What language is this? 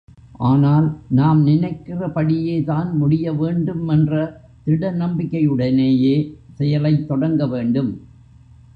Tamil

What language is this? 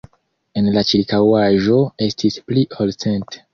Esperanto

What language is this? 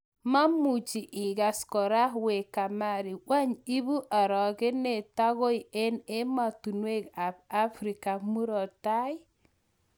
Kalenjin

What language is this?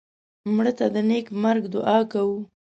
Pashto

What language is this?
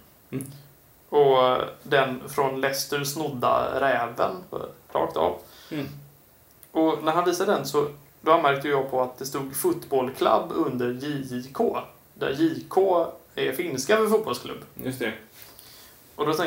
Swedish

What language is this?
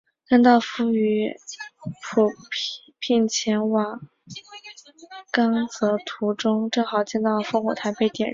Chinese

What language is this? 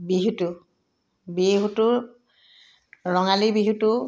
Assamese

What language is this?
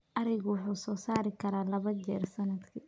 Somali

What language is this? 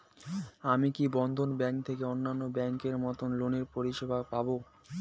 Bangla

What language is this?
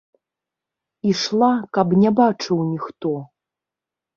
Belarusian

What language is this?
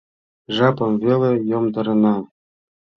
Mari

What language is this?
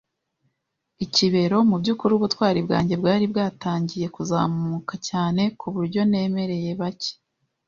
Kinyarwanda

